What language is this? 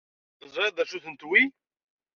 Kabyle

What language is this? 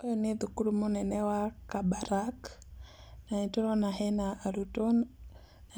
Kikuyu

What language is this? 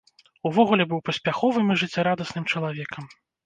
Belarusian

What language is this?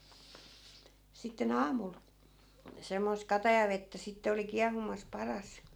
Finnish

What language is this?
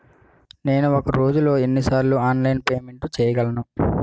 Telugu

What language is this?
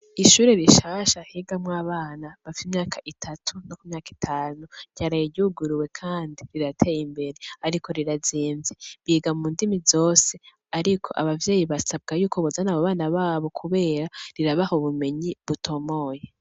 Rundi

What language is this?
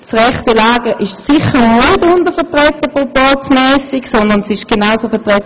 Swiss German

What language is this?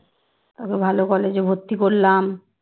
Bangla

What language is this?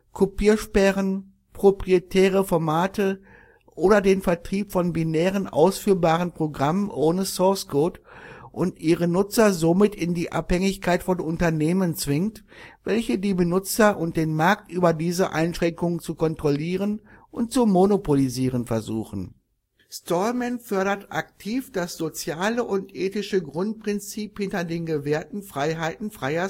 German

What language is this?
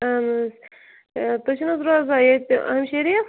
Kashmiri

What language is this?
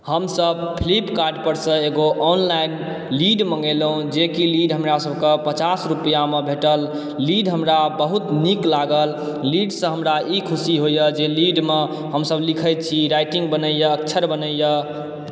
Maithili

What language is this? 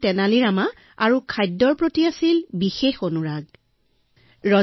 Assamese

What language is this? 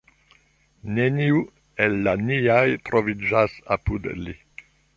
Esperanto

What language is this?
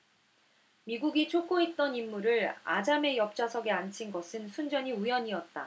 Korean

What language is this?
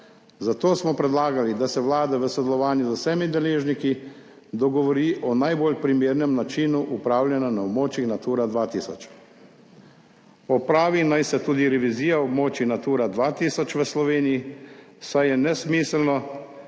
Slovenian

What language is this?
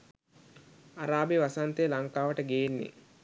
Sinhala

